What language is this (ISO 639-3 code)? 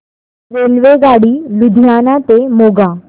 mar